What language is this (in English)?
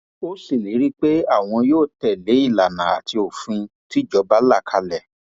Yoruba